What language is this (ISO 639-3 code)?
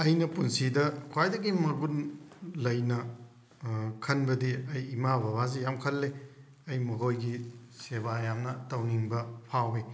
mni